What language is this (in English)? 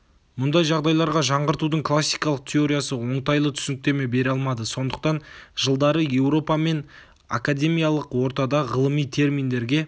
Kazakh